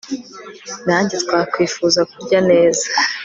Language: Kinyarwanda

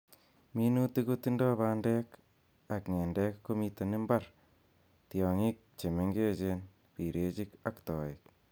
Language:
Kalenjin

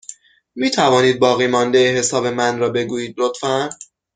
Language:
Persian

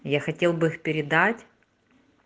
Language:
Russian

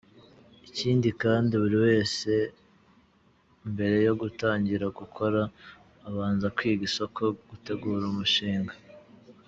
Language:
Kinyarwanda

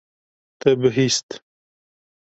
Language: Kurdish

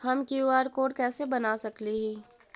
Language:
Magahi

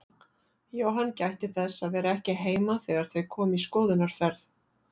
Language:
Icelandic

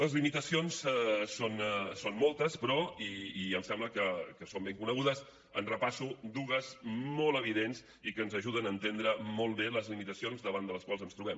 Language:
Catalan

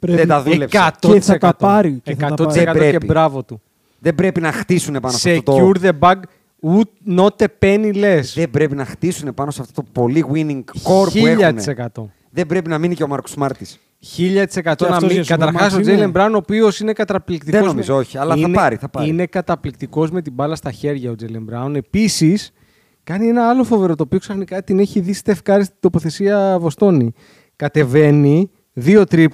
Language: Greek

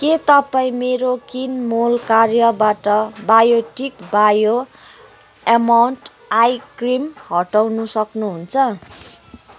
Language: Nepali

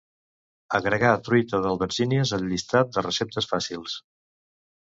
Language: Catalan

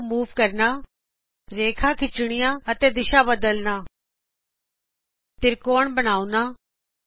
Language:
Punjabi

